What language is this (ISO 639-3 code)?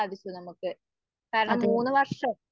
mal